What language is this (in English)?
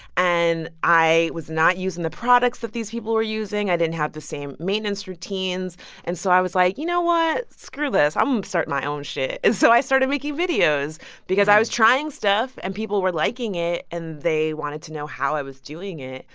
English